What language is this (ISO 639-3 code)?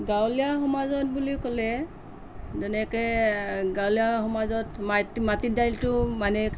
asm